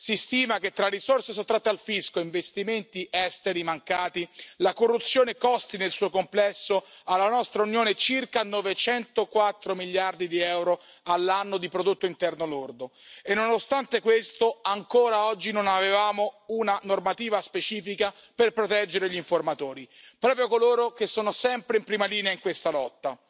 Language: Italian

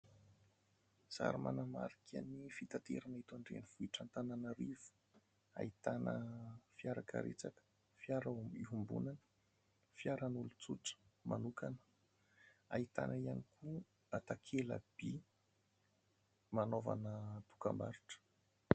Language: Malagasy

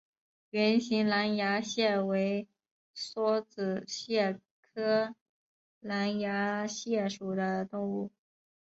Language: Chinese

